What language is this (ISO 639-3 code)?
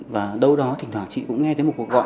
vie